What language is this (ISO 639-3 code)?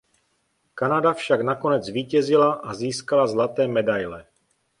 ces